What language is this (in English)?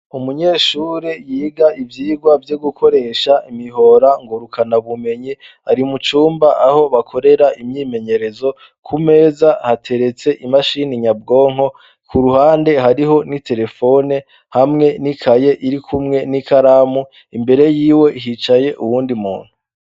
Rundi